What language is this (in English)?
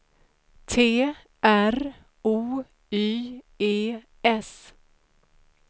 Swedish